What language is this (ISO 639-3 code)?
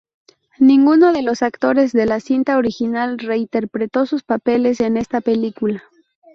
spa